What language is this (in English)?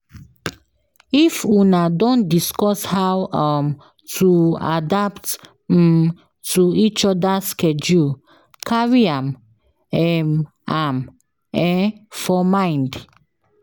Nigerian Pidgin